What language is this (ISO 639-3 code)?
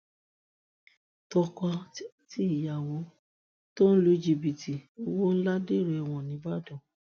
yor